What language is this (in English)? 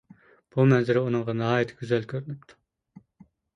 Uyghur